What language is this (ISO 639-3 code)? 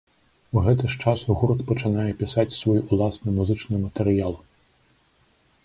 bel